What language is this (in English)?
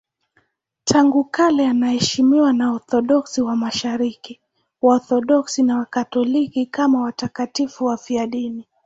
Swahili